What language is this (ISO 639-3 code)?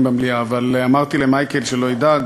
heb